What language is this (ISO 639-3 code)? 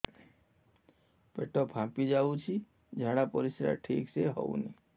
ori